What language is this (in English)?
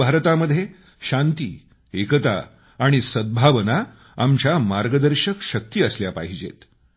Marathi